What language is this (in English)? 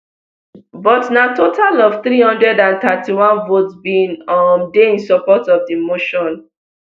Nigerian Pidgin